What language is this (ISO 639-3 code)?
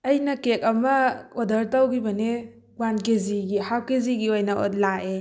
mni